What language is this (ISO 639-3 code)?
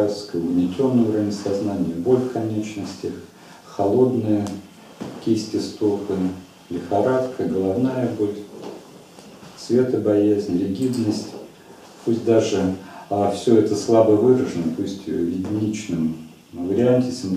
rus